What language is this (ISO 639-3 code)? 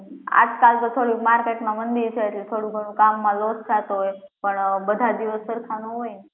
guj